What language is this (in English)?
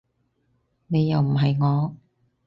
Cantonese